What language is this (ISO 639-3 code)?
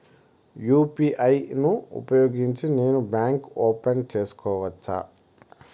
tel